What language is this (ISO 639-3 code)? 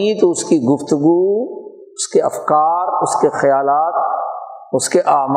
urd